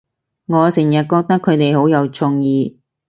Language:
Cantonese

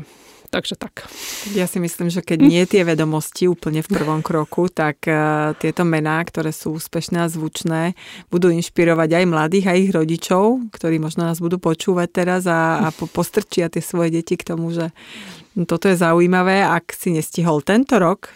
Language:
Slovak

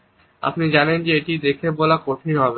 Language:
Bangla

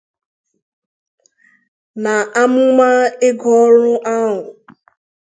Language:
Igbo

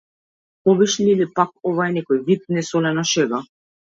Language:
Macedonian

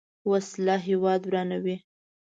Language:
Pashto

